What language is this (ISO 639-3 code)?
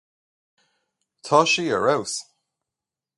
gle